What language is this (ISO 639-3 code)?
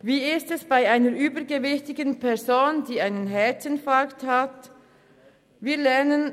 gsw